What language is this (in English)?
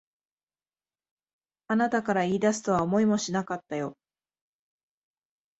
Japanese